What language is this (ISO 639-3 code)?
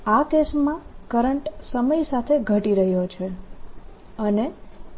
guj